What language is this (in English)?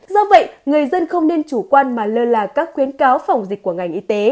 Vietnamese